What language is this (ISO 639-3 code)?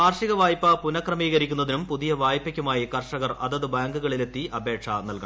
mal